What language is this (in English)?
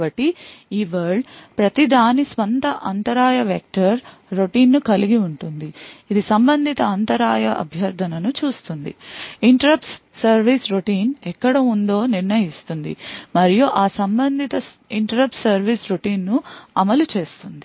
Telugu